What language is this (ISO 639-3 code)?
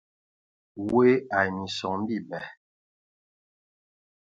ewo